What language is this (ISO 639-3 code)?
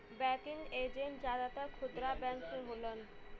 bho